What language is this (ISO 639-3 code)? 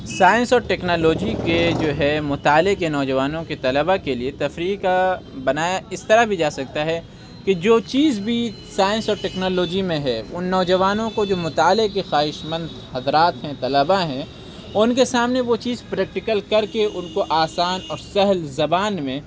urd